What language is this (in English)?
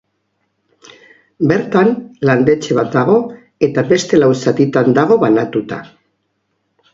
Basque